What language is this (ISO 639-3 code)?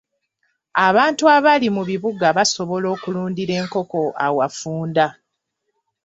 lug